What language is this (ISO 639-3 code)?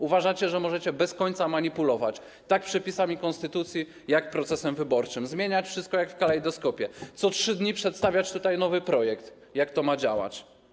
pol